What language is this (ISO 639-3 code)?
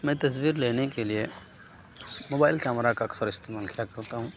urd